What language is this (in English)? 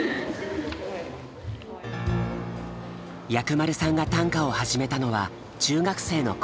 Japanese